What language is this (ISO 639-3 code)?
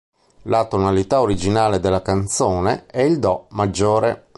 ita